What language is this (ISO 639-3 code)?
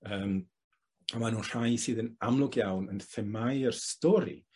cym